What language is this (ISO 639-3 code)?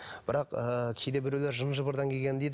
kaz